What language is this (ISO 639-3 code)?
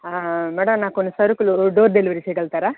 tel